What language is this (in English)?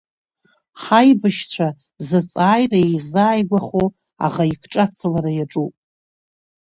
Abkhazian